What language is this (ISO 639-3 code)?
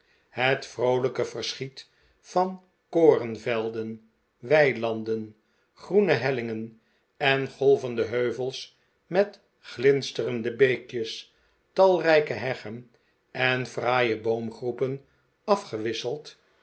nld